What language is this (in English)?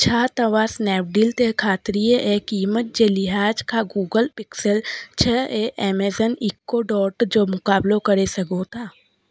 Sindhi